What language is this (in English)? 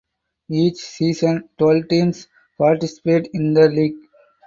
English